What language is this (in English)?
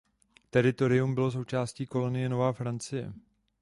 Czech